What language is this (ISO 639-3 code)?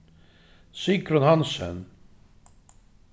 fao